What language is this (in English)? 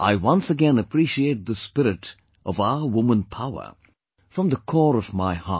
English